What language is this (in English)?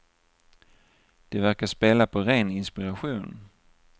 Swedish